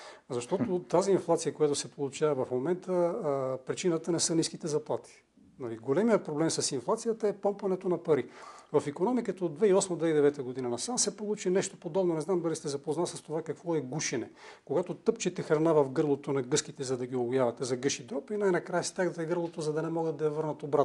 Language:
Bulgarian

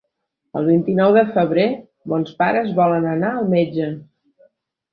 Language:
Catalan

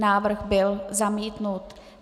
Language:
Czech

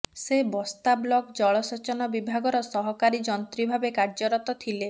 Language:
Odia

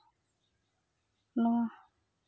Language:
Santali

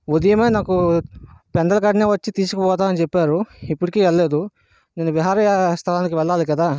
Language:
Telugu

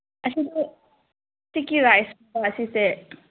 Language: Manipuri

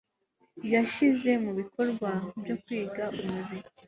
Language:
Kinyarwanda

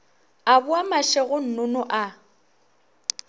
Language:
Northern Sotho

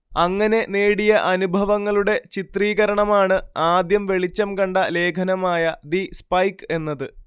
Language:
Malayalam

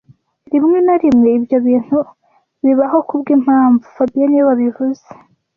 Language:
Kinyarwanda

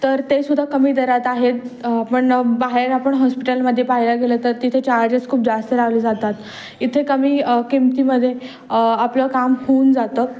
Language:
Marathi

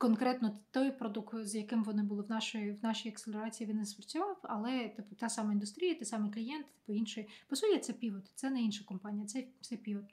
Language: Ukrainian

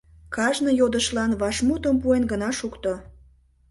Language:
Mari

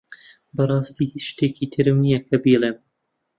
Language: Central Kurdish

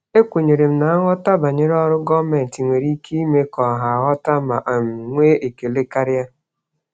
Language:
Igbo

